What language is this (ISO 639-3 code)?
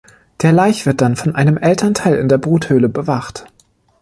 deu